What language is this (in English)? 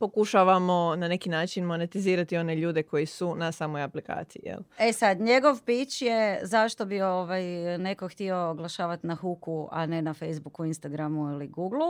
Croatian